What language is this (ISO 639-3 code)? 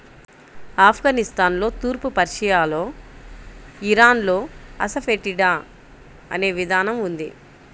tel